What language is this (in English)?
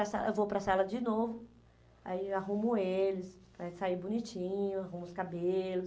Portuguese